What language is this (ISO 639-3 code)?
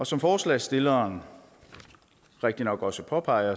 dan